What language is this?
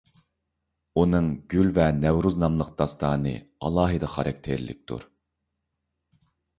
Uyghur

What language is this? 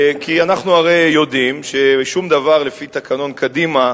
Hebrew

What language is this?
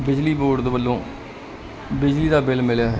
Punjabi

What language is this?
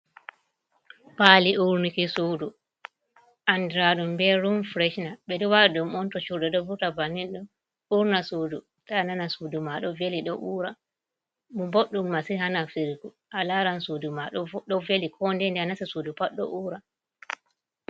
Fula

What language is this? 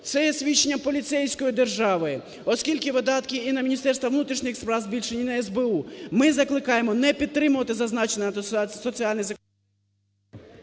Ukrainian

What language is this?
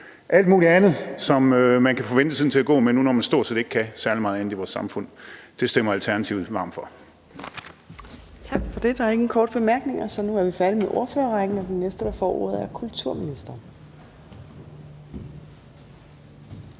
Danish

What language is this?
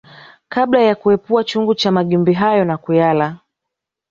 Swahili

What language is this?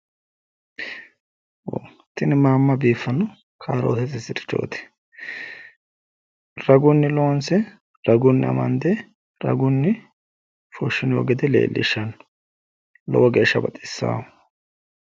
Sidamo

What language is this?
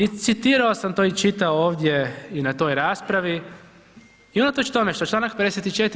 Croatian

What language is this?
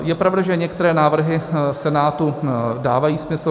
Czech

